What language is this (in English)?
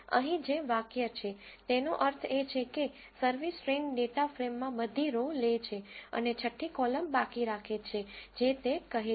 Gujarati